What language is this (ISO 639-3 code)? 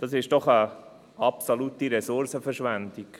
gsw